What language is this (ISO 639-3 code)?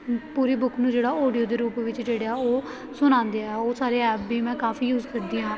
pan